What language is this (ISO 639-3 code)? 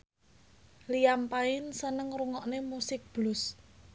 jav